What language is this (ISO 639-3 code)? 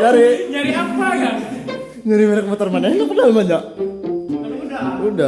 ind